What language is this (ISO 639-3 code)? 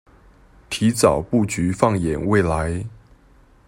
zho